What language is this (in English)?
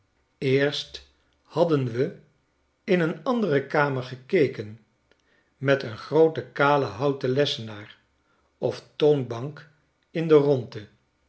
Dutch